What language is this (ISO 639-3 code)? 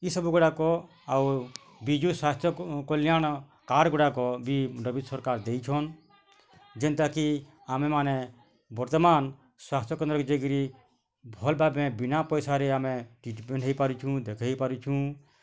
ori